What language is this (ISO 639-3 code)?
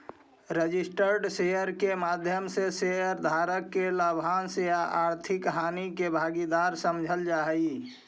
mag